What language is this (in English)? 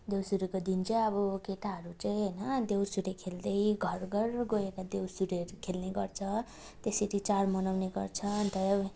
Nepali